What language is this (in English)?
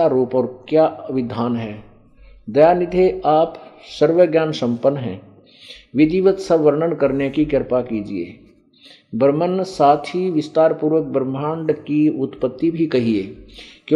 Hindi